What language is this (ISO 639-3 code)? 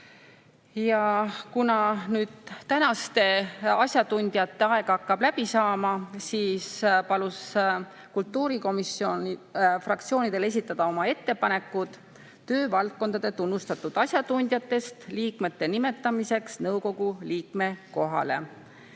est